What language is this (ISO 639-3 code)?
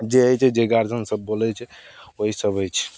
mai